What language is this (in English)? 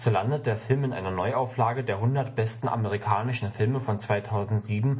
German